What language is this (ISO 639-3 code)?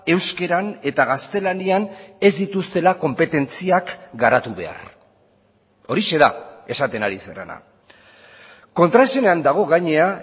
eus